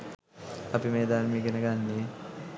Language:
Sinhala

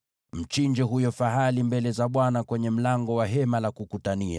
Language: Swahili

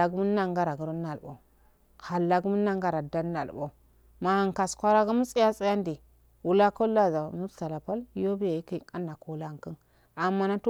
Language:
Afade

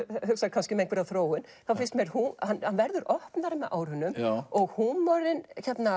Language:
Icelandic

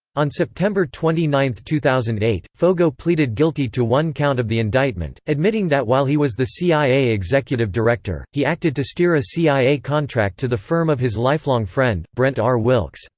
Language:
English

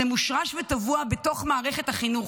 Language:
Hebrew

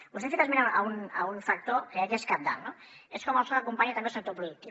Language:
Catalan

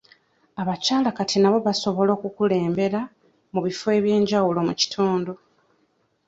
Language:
Ganda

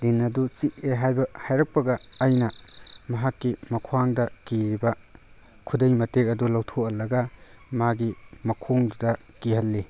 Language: Manipuri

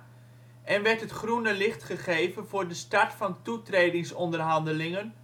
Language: Dutch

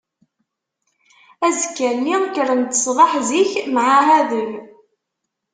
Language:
Kabyle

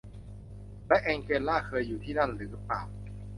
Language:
Thai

